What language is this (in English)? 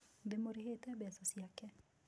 Kikuyu